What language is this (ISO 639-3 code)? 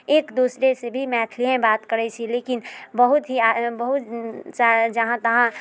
mai